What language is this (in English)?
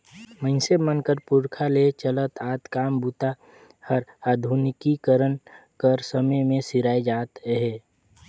Chhattisgarhi